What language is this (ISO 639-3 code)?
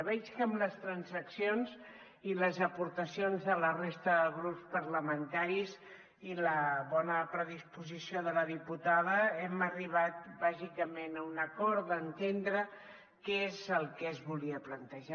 cat